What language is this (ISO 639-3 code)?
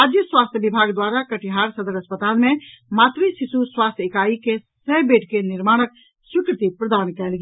mai